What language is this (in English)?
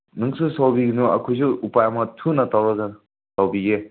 Manipuri